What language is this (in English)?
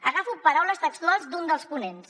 Catalan